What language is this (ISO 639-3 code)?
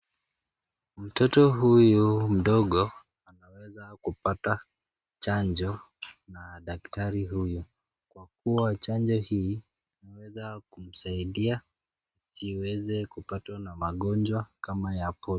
swa